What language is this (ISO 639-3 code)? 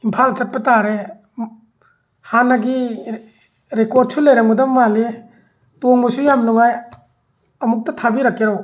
mni